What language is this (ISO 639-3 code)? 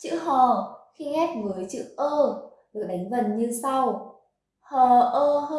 vie